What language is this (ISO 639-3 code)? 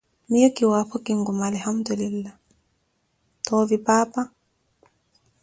eko